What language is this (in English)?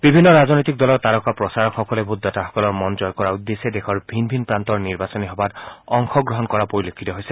Assamese